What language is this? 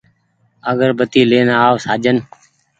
Goaria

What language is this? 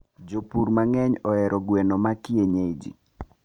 Luo (Kenya and Tanzania)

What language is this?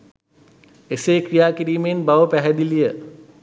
Sinhala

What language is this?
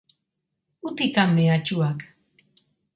Basque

